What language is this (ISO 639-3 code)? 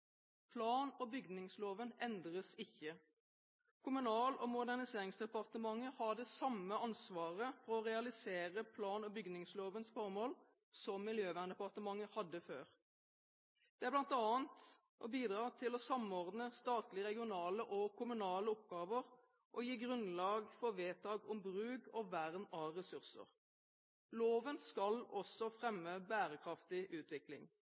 nob